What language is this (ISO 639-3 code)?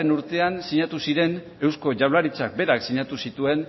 eus